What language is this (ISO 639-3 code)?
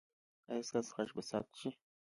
pus